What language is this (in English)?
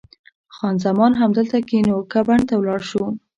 Pashto